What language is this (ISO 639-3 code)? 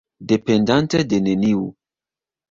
epo